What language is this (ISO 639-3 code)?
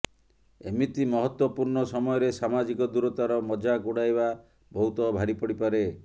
ori